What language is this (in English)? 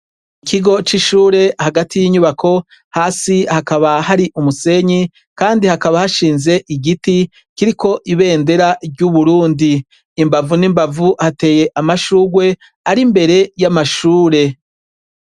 Rundi